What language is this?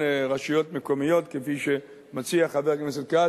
Hebrew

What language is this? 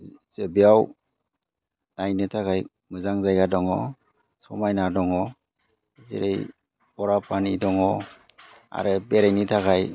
Bodo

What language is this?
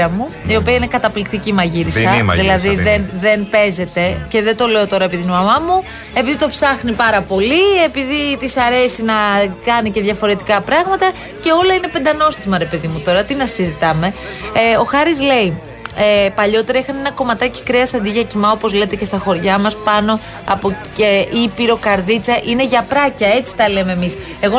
Greek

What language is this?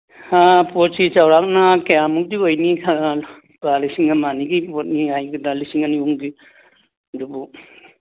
Manipuri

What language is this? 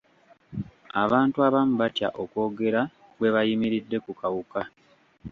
Ganda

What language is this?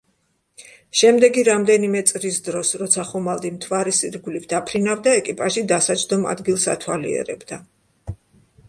Georgian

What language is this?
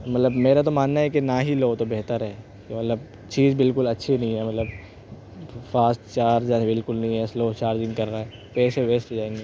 Urdu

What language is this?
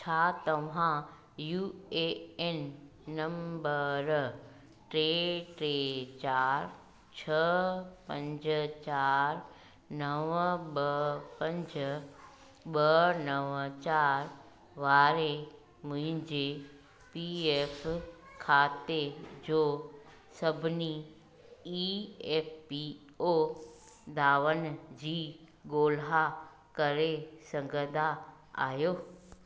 Sindhi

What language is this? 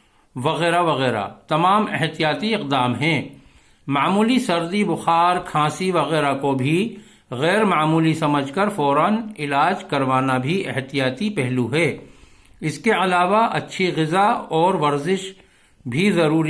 Urdu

